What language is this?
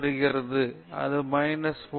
Tamil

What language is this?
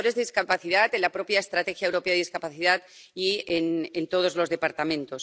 Spanish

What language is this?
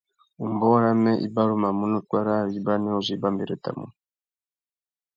Tuki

